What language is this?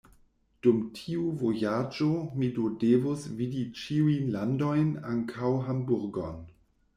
Esperanto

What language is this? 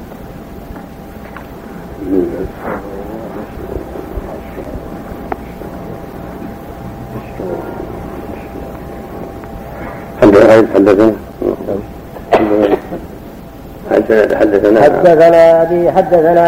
Arabic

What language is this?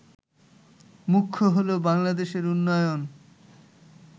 Bangla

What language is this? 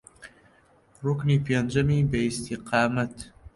Central Kurdish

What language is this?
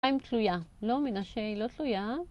Hebrew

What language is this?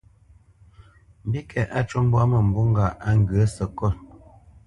Bamenyam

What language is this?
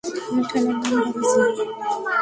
Bangla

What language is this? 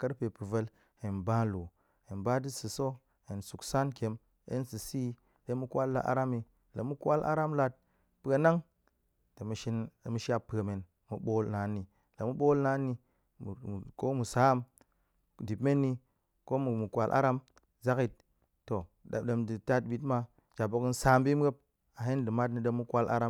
Goemai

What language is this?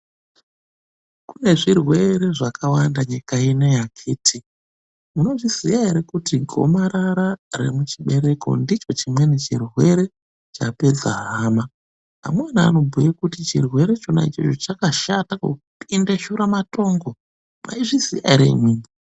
Ndau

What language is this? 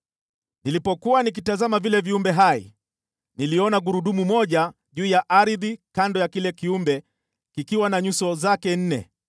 Swahili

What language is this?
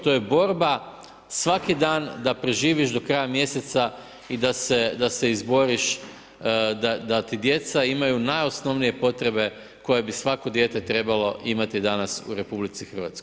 Croatian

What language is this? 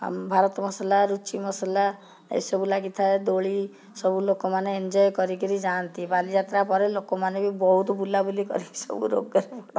Odia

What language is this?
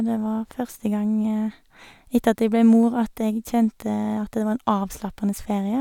Norwegian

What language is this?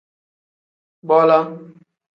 Tem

